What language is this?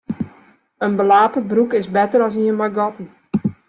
Western Frisian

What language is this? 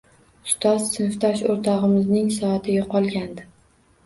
Uzbek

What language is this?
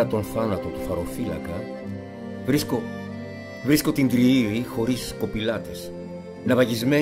Greek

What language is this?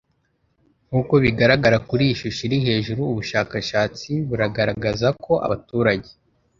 Kinyarwanda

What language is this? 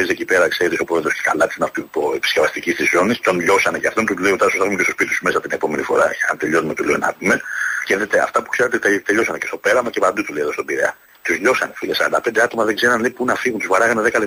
Greek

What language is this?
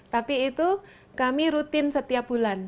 Indonesian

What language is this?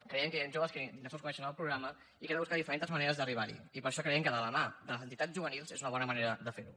Catalan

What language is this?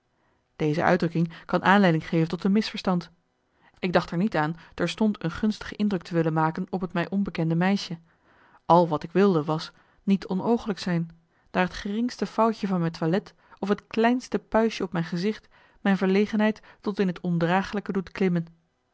Dutch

